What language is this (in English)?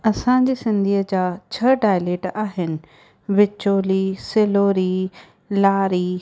Sindhi